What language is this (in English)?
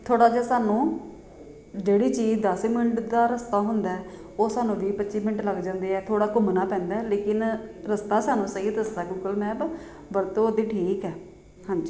Punjabi